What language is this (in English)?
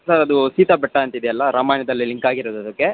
Kannada